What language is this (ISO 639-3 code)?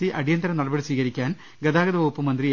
mal